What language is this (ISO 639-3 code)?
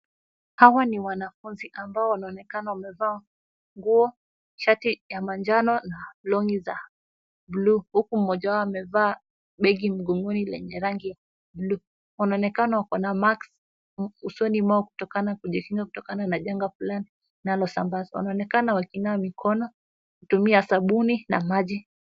swa